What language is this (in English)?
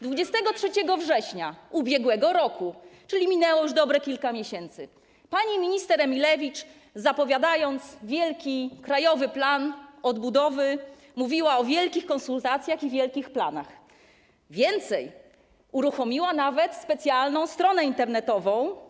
Polish